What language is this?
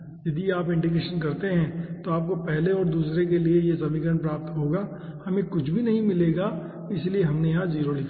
Hindi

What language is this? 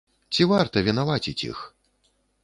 Belarusian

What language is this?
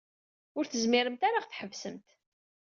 Kabyle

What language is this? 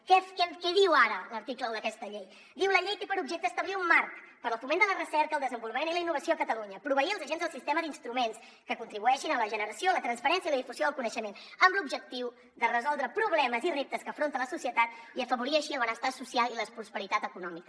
Catalan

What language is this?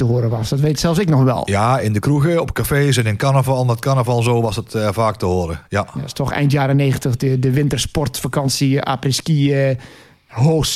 Dutch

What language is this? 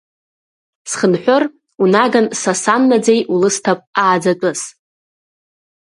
Abkhazian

